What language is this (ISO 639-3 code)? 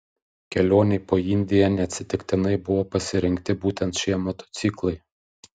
lit